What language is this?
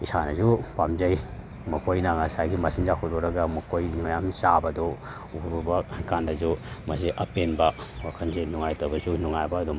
Manipuri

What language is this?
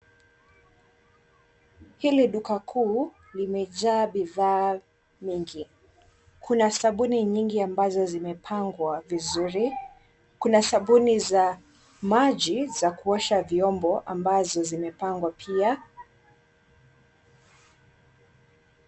Swahili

